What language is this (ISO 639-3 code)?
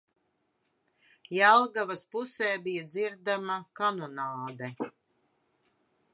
lav